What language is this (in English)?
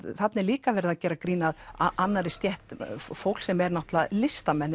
Icelandic